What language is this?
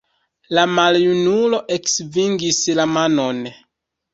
Esperanto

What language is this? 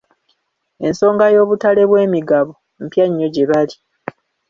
Ganda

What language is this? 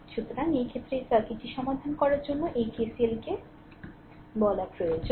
Bangla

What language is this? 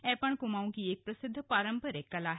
Hindi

